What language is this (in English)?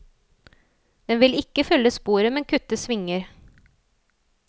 Norwegian